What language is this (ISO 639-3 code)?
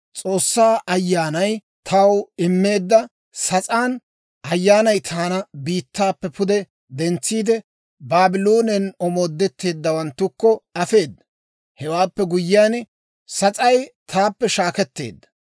dwr